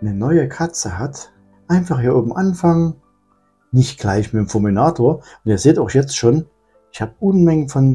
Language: German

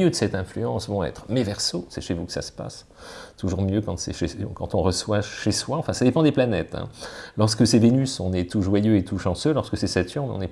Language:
French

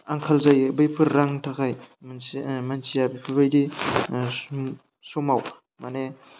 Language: Bodo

